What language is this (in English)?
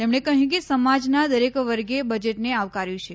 Gujarati